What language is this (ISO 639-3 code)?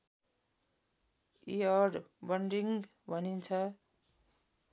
nep